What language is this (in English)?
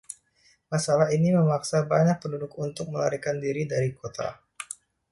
Indonesian